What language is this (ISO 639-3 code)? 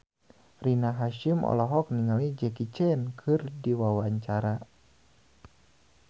sun